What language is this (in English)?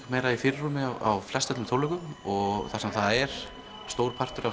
Icelandic